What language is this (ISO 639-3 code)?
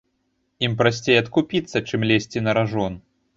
bel